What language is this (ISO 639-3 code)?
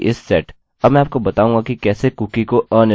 hin